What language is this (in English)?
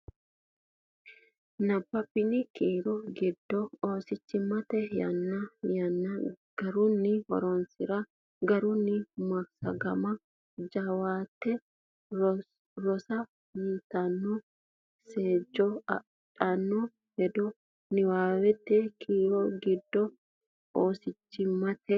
Sidamo